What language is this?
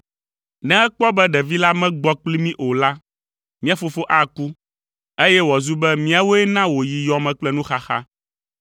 Ewe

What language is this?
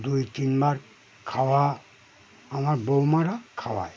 Bangla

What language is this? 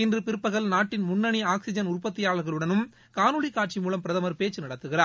Tamil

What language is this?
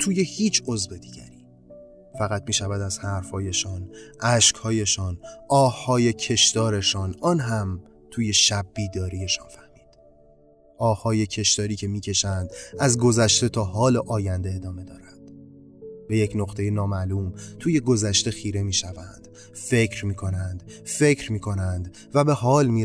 Persian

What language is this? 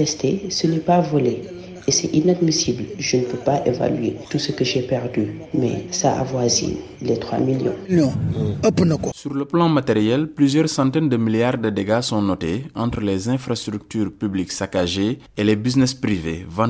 French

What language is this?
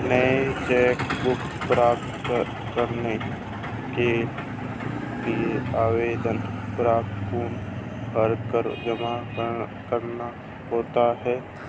Hindi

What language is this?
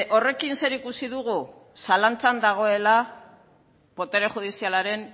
Basque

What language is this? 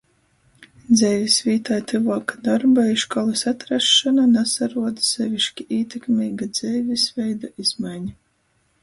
Latgalian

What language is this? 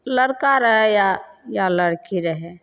Maithili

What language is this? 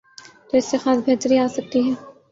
Urdu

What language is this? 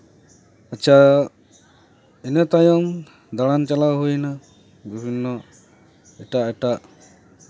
Santali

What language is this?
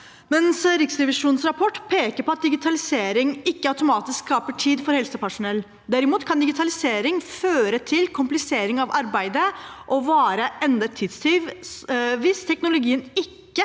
Norwegian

